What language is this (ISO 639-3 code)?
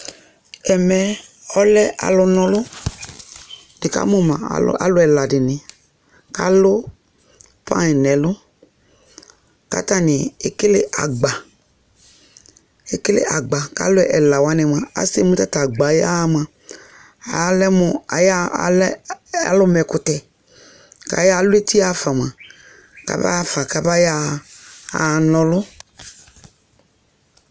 kpo